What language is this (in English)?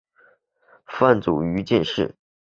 Chinese